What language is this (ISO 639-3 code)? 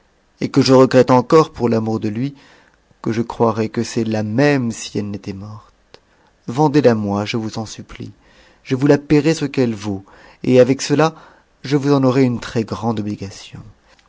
fra